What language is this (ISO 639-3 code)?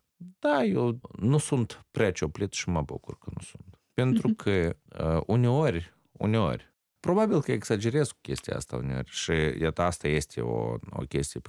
ron